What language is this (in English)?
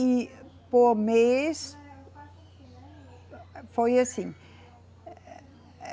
Portuguese